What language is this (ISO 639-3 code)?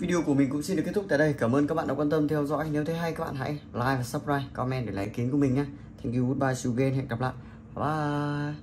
vie